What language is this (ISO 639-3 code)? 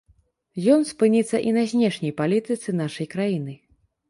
bel